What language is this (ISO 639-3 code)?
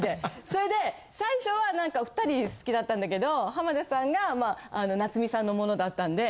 jpn